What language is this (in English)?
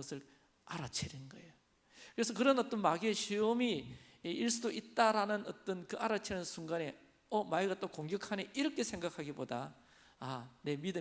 Korean